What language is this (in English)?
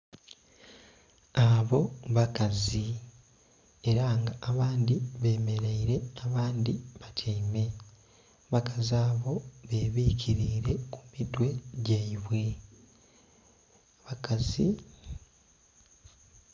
Soga